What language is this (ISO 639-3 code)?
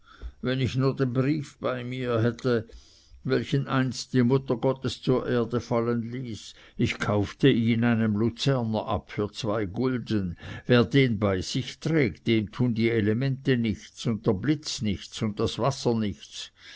deu